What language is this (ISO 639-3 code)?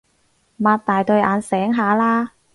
yue